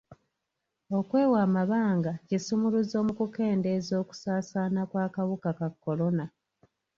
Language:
Ganda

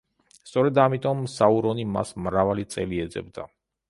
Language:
Georgian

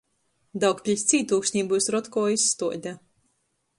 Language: Latgalian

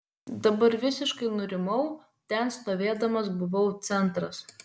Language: Lithuanian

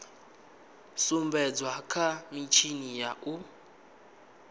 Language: Venda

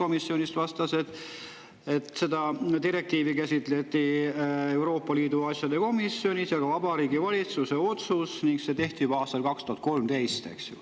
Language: Estonian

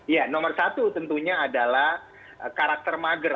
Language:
Indonesian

